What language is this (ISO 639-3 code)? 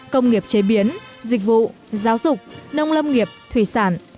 vie